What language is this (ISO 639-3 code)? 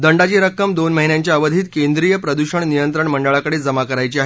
mar